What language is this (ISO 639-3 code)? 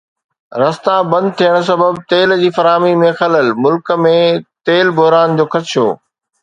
snd